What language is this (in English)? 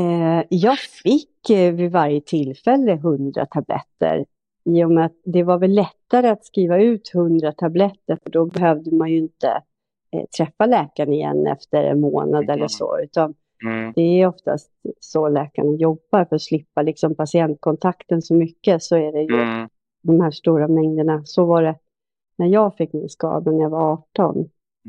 Swedish